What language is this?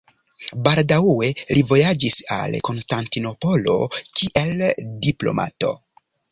Esperanto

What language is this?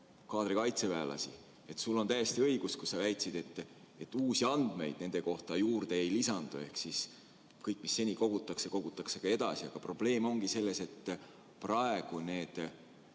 Estonian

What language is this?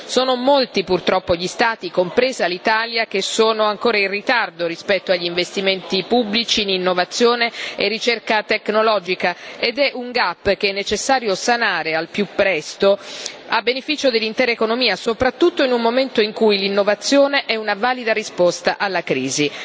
Italian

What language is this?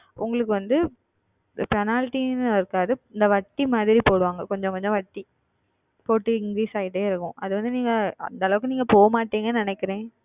Tamil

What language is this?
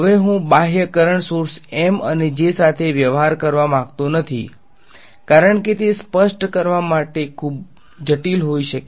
Gujarati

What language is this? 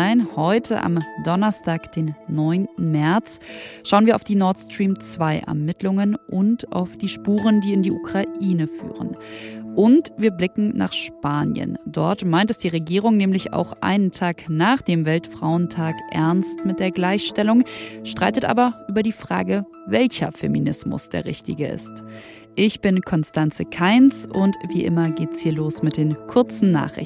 German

